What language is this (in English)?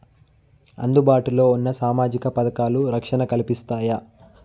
Telugu